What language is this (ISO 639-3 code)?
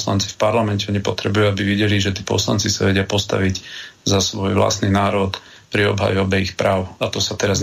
slk